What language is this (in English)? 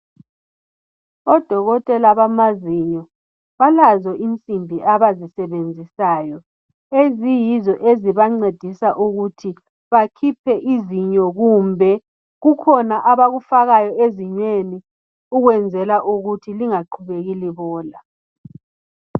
North Ndebele